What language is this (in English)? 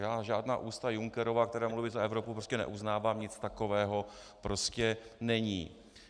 Czech